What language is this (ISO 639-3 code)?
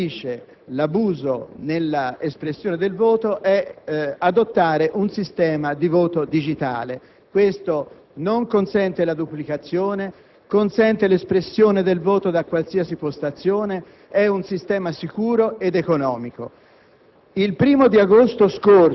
ita